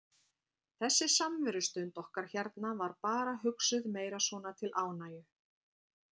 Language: Icelandic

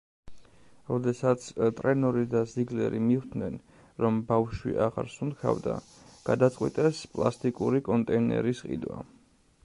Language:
Georgian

